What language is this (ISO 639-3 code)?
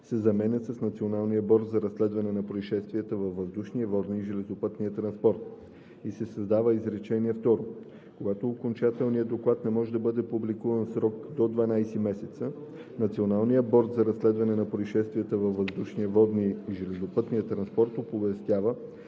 bul